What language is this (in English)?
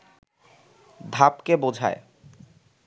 Bangla